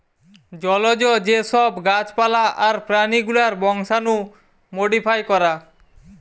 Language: Bangla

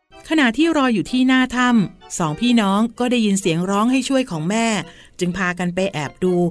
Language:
Thai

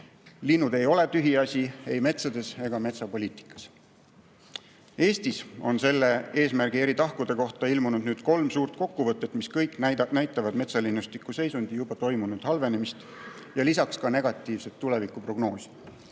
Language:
Estonian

